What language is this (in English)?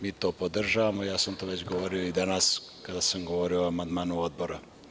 Serbian